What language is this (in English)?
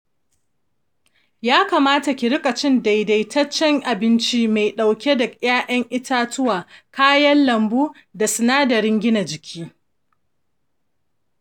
Hausa